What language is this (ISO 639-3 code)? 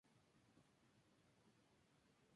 spa